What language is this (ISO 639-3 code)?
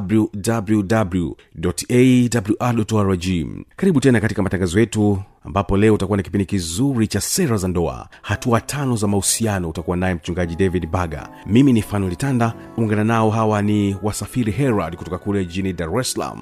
swa